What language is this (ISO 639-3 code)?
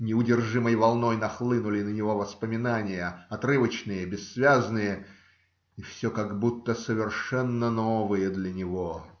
rus